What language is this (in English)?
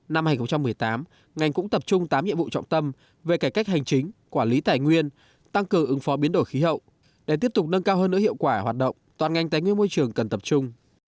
Vietnamese